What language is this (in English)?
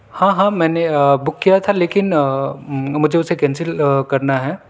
Urdu